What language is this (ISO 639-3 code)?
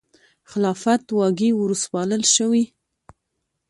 pus